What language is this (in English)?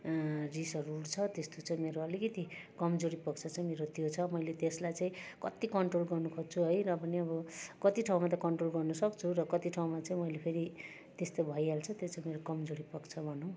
Nepali